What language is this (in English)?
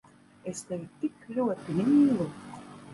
Latvian